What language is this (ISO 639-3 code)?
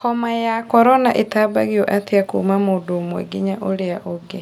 kik